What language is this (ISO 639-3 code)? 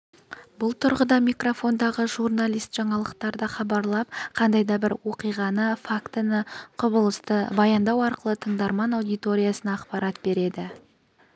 kaz